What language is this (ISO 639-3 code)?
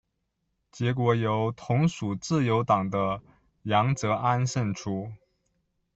zho